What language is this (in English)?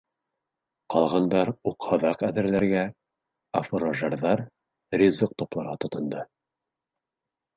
Bashkir